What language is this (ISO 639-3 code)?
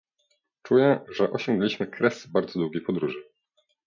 pol